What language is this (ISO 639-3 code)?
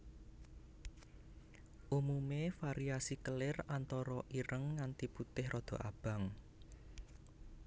jav